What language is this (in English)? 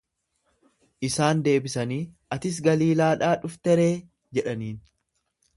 Oromo